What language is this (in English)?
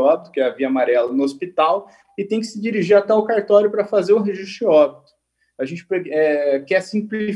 Portuguese